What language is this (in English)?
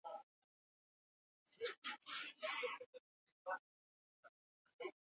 Basque